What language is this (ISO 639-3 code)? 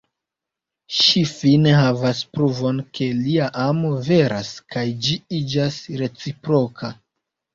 epo